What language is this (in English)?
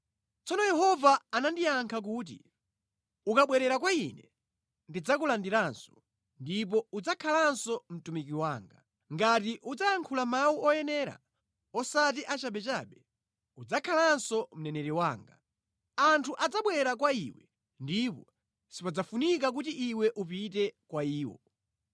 Nyanja